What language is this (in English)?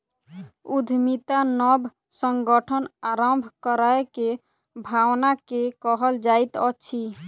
Maithili